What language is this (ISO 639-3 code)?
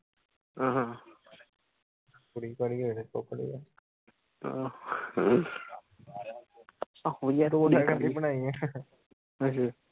pan